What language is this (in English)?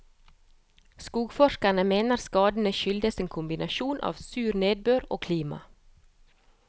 Norwegian